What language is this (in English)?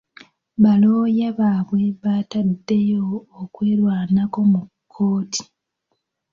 Ganda